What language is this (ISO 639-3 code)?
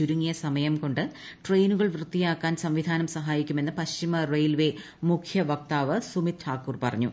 mal